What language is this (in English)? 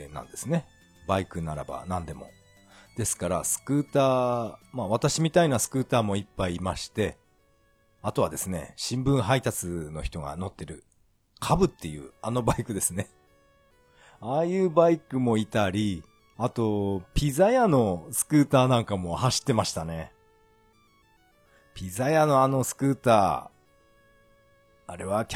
Japanese